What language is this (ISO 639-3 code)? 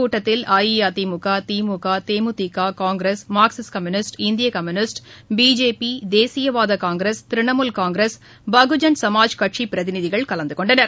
tam